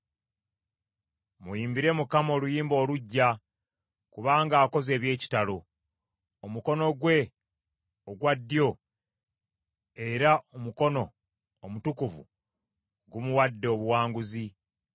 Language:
Ganda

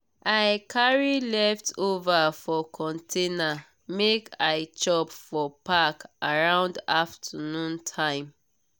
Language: Nigerian Pidgin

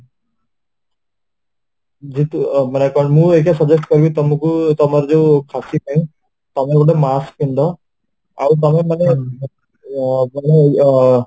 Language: Odia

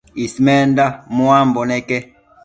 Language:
Matsés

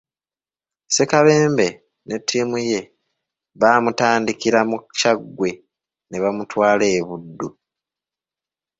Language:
Ganda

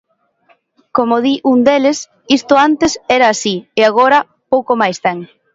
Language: Galician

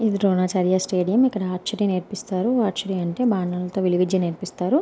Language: Telugu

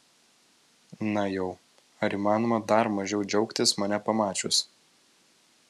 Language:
Lithuanian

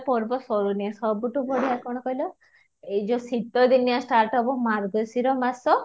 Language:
Odia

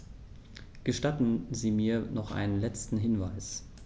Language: German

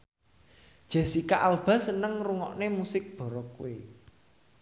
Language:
Javanese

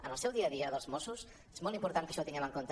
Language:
Catalan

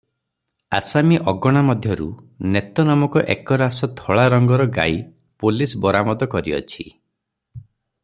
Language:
Odia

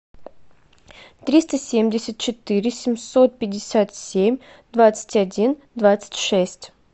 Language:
Russian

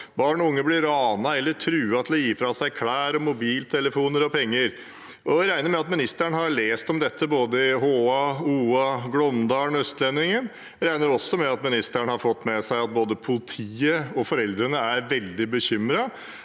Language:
Norwegian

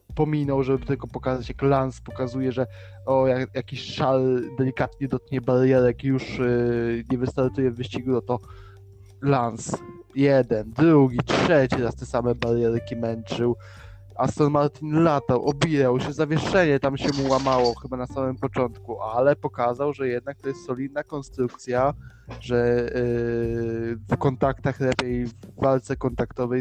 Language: Polish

